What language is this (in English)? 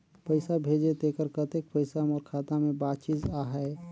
Chhattisgarhi